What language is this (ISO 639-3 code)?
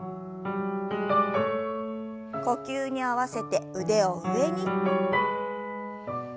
jpn